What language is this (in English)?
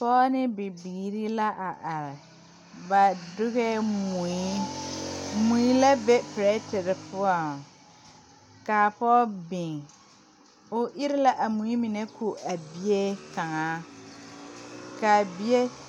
Southern Dagaare